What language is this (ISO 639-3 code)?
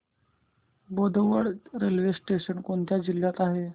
mar